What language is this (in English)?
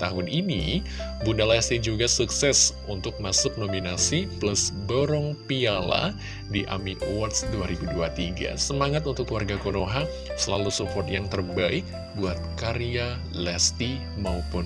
Indonesian